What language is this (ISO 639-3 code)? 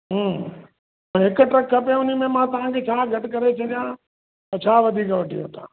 snd